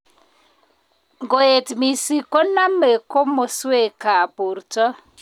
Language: Kalenjin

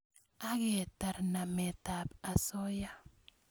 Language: Kalenjin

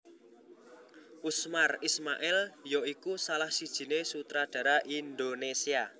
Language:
Javanese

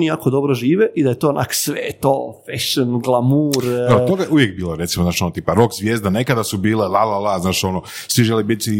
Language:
Croatian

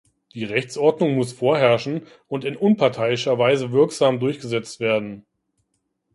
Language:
German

